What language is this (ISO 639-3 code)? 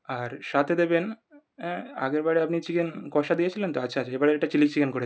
ben